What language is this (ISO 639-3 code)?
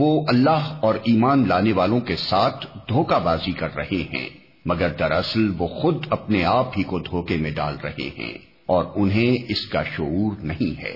urd